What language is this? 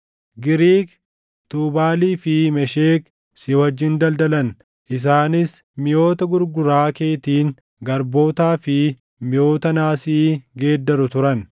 Oromo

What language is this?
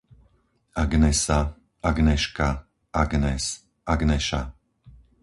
Slovak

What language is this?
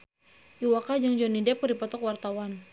Sundanese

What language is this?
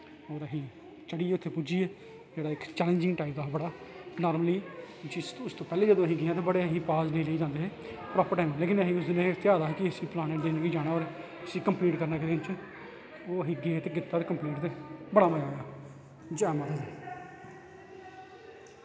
Dogri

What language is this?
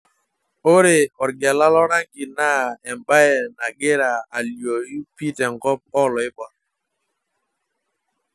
Masai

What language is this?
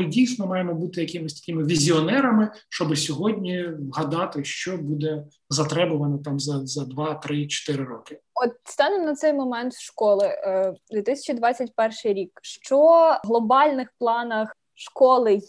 Ukrainian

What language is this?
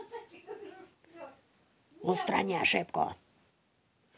Russian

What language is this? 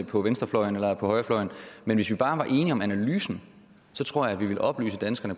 Danish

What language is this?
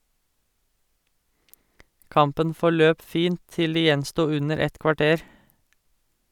Norwegian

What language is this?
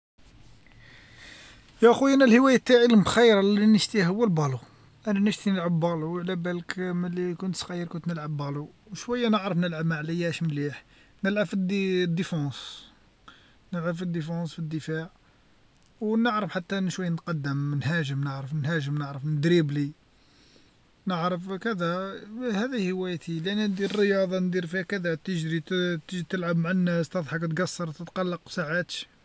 Algerian Arabic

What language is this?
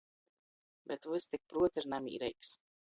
Latgalian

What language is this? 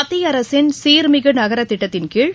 Tamil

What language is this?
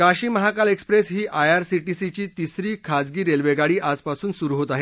Marathi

